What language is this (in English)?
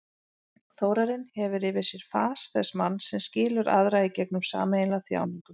Icelandic